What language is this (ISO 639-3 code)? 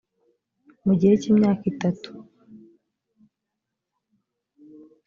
kin